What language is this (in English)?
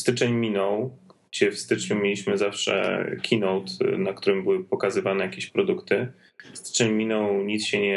Polish